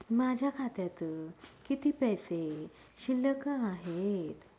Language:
Marathi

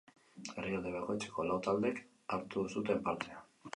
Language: Basque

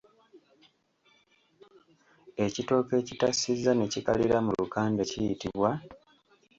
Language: Ganda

